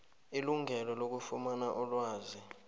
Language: South Ndebele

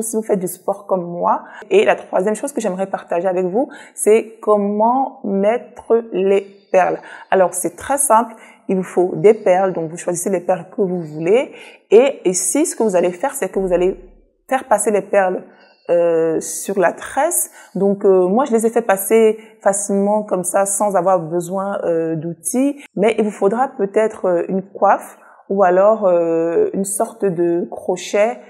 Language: French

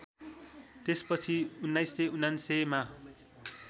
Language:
Nepali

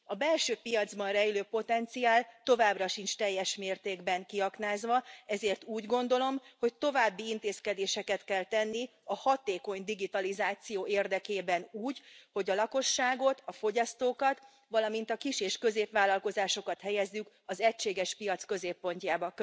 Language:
Hungarian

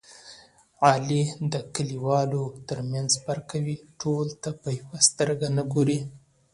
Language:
Pashto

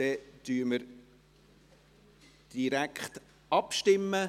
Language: Swiss German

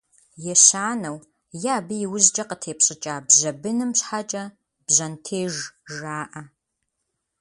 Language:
Kabardian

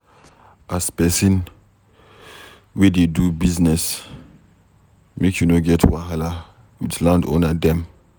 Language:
Nigerian Pidgin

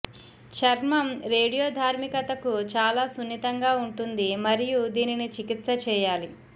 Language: Telugu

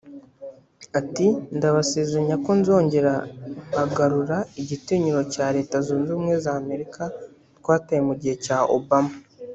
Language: Kinyarwanda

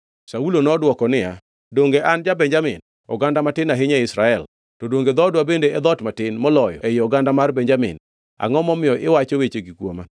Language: Luo (Kenya and Tanzania)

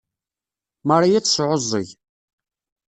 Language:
Kabyle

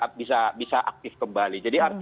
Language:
Indonesian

